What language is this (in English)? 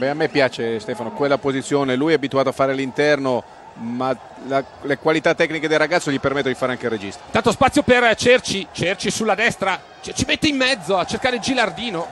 Italian